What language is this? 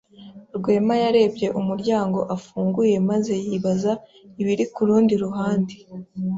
Kinyarwanda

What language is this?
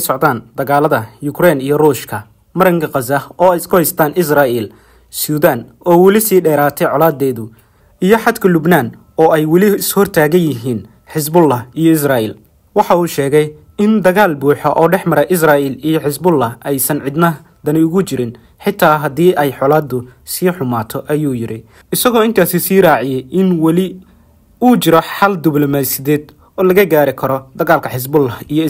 Arabic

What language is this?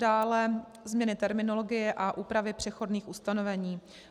Czech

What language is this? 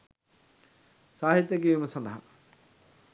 Sinhala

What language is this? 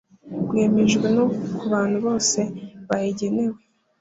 Kinyarwanda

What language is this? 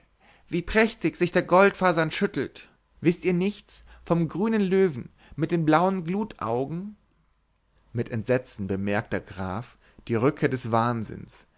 German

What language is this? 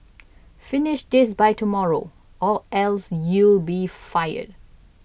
English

